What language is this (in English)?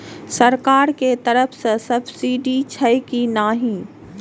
Maithili